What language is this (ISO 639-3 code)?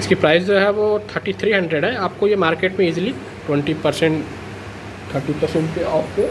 hin